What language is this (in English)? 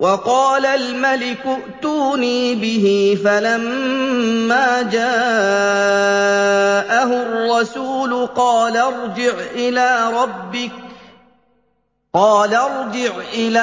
Arabic